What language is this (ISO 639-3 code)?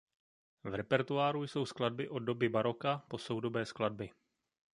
ces